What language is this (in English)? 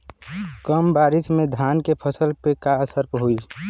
Bhojpuri